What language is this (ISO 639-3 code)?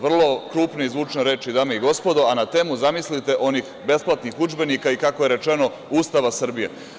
srp